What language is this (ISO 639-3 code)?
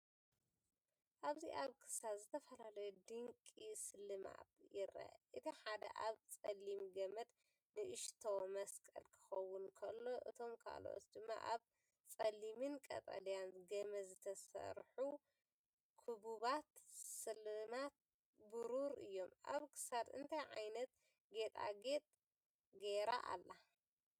tir